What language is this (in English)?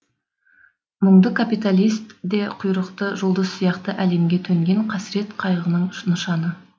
Kazakh